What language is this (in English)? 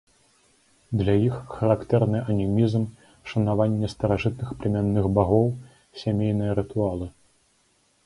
Belarusian